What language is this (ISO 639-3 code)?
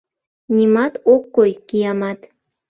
chm